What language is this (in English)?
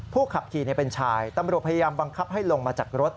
Thai